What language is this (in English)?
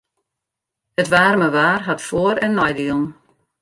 Western Frisian